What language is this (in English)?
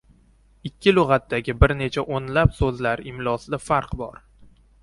Uzbek